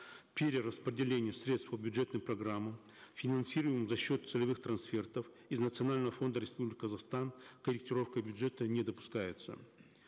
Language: Kazakh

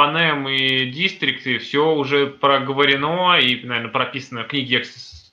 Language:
Russian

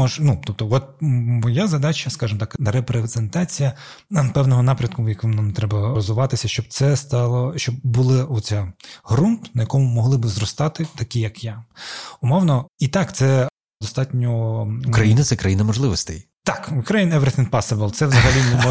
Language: Ukrainian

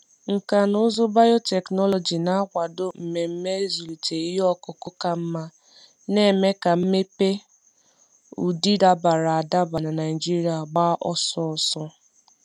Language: Igbo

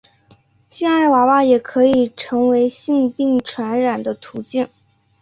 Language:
Chinese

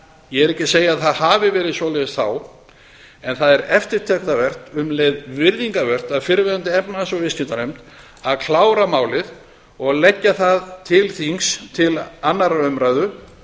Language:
Icelandic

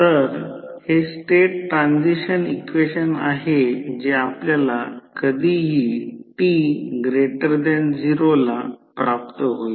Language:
Marathi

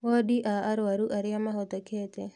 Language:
Kikuyu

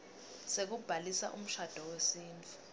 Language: Swati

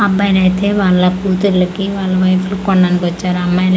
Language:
Telugu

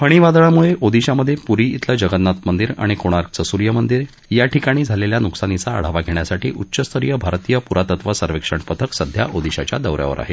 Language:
Marathi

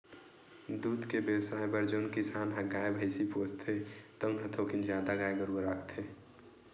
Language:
Chhattisgarhi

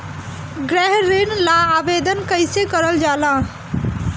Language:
Bhojpuri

